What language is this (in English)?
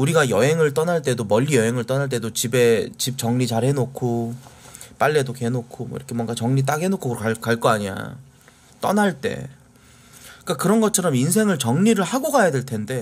Korean